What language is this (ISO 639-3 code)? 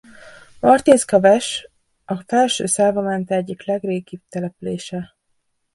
hun